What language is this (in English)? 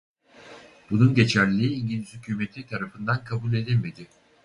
Turkish